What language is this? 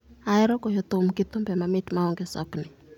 Luo (Kenya and Tanzania)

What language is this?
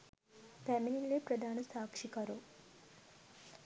Sinhala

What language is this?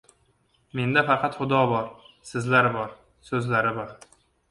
Uzbek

